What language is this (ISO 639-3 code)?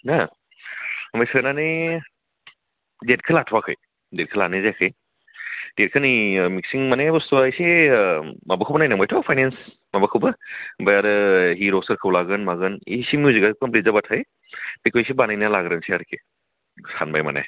brx